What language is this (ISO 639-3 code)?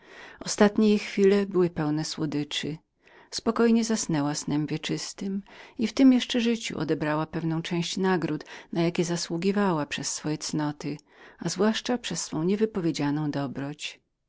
pol